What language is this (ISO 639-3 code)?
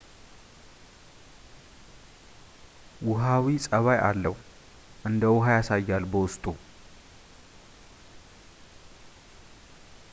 amh